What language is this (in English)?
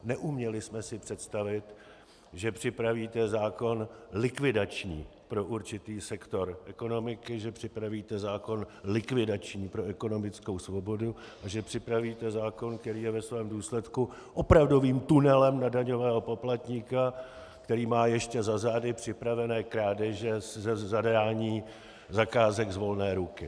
Czech